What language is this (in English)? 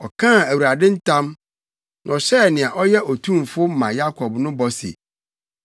Akan